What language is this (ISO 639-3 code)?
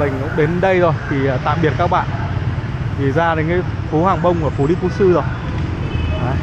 vie